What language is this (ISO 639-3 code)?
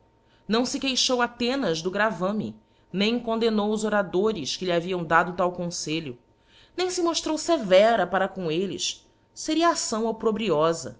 por